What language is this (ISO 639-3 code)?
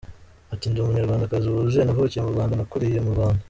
kin